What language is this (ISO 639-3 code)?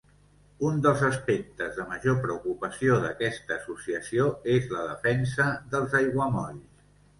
cat